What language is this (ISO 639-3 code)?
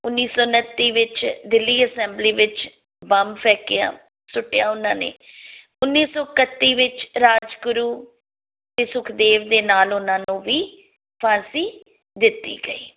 pan